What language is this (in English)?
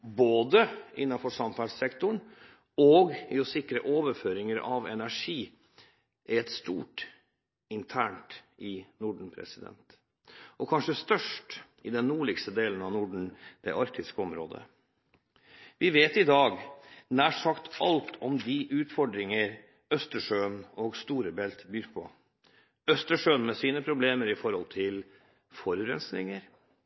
Norwegian Bokmål